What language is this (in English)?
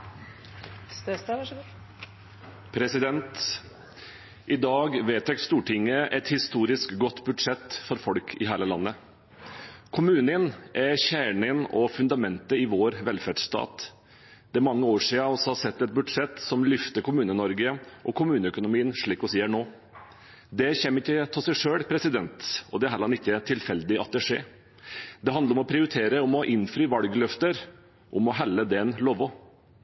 Norwegian Bokmål